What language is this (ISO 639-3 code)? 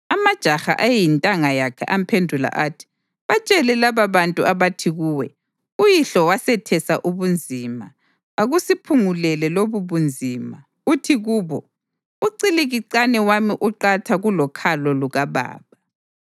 nde